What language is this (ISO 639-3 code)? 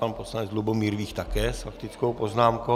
ces